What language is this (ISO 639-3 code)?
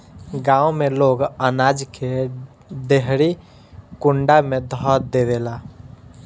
bho